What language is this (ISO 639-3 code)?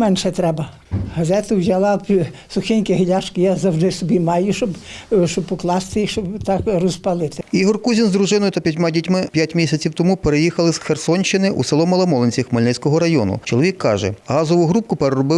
ukr